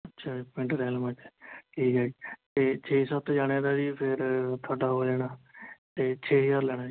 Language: Punjabi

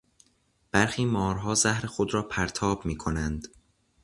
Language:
Persian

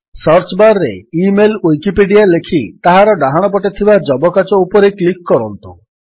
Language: Odia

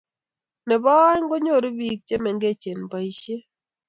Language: Kalenjin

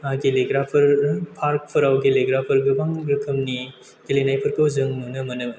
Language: Bodo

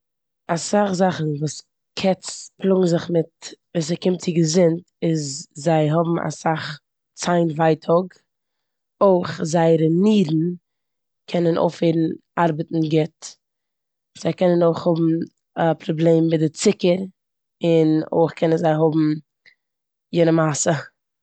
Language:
Yiddish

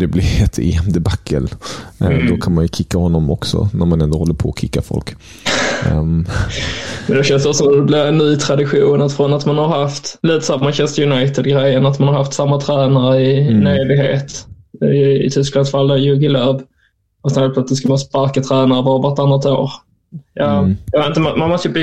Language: Swedish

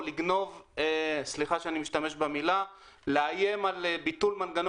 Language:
Hebrew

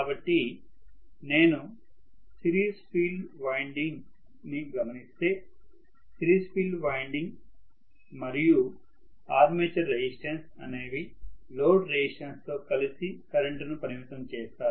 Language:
Telugu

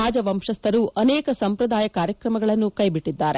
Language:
Kannada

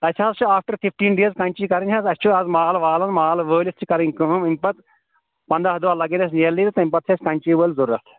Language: Kashmiri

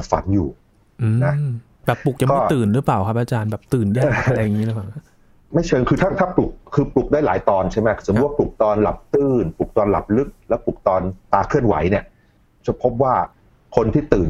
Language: Thai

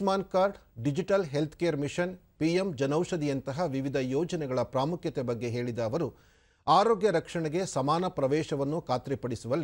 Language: Kannada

